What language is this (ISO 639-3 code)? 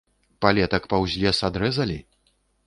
bel